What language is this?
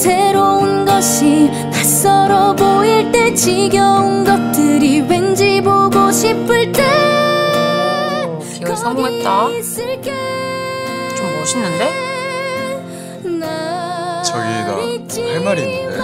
Korean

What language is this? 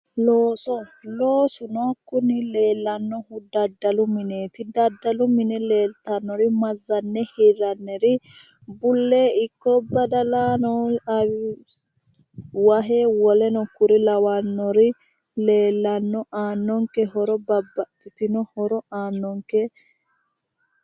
Sidamo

